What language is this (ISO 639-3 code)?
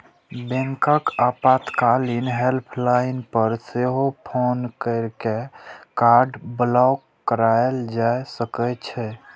mai